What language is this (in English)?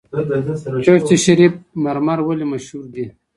Pashto